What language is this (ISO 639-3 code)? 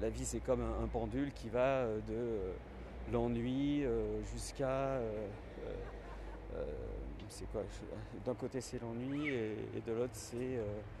fra